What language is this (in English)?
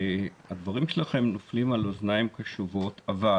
Hebrew